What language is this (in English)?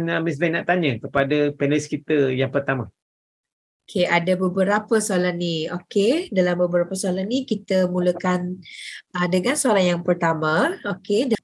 Malay